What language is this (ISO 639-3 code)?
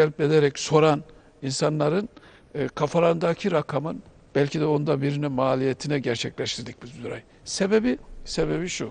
tur